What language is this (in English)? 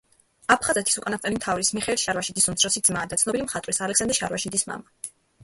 Georgian